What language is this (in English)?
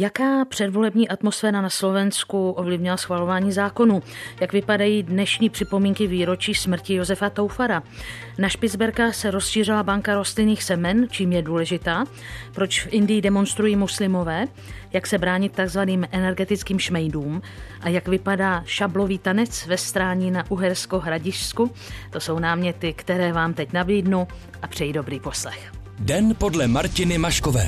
Czech